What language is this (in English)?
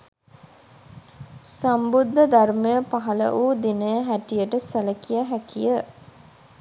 Sinhala